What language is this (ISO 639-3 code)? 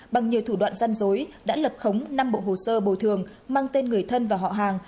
vie